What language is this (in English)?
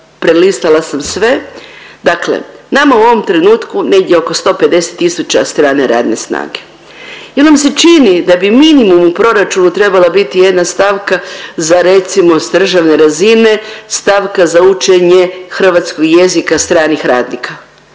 Croatian